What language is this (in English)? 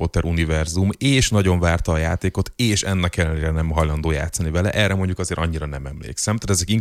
Hungarian